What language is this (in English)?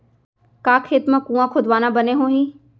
Chhattisgarhi